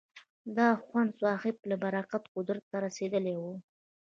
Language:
Pashto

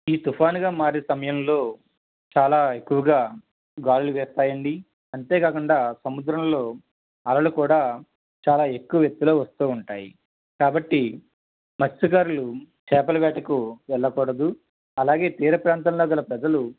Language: Telugu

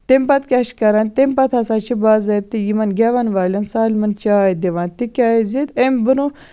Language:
Kashmiri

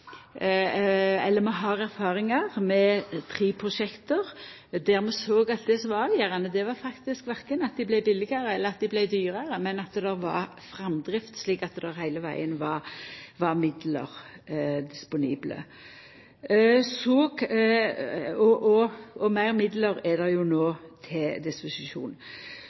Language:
Norwegian Nynorsk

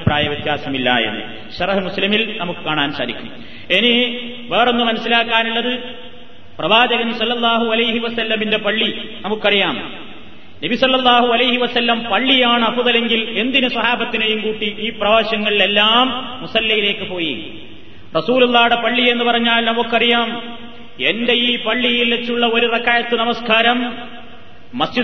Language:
Malayalam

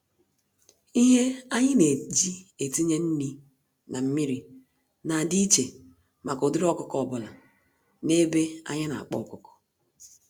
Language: Igbo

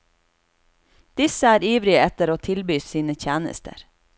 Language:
Norwegian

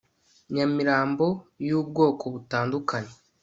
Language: Kinyarwanda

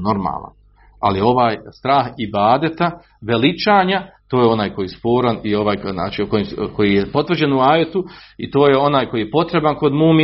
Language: Croatian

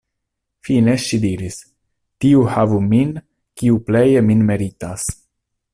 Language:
Esperanto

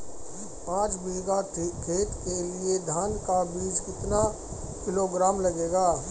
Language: Hindi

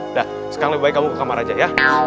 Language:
Indonesian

